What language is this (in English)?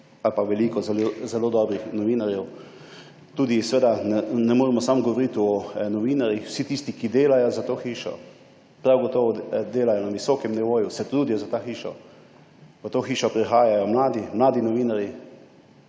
Slovenian